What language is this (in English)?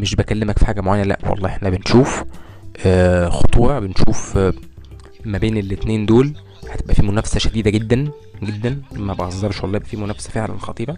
Arabic